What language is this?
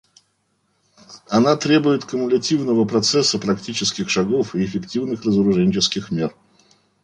Russian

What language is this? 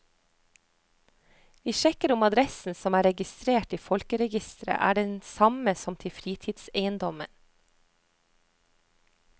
Norwegian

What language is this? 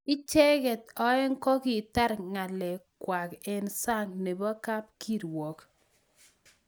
Kalenjin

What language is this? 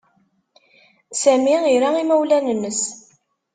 Kabyle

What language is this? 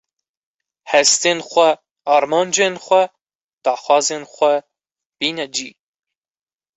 Kurdish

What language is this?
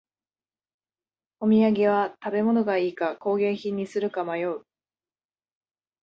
Japanese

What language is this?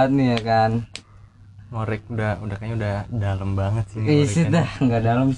Indonesian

